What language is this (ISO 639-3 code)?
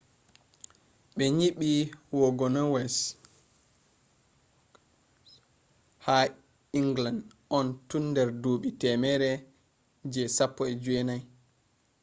ful